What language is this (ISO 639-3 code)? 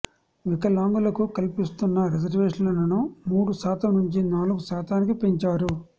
tel